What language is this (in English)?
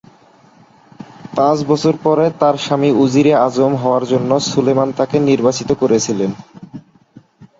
Bangla